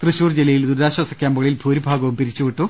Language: Malayalam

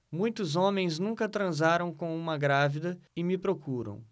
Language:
Portuguese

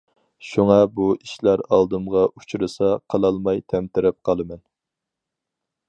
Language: Uyghur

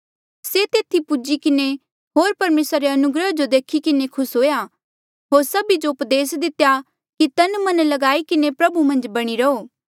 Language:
Mandeali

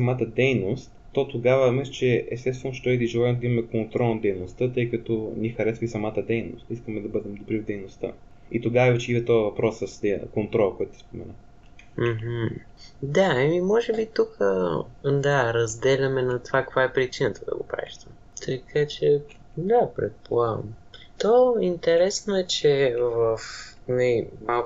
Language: Bulgarian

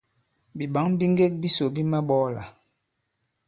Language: Bankon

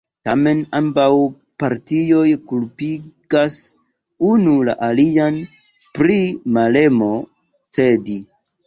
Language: Esperanto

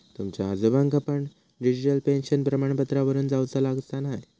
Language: Marathi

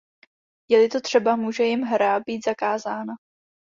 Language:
Czech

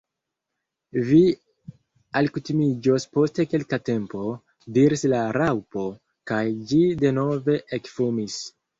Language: Esperanto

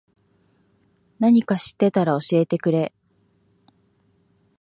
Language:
Japanese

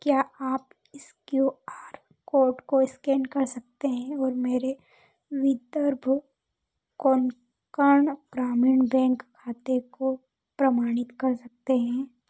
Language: Hindi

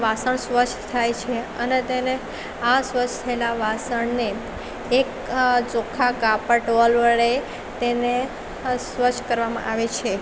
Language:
Gujarati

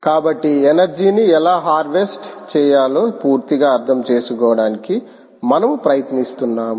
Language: Telugu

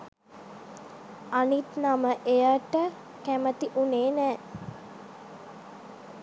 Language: Sinhala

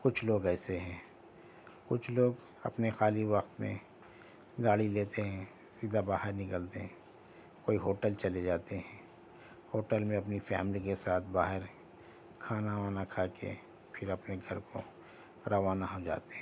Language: Urdu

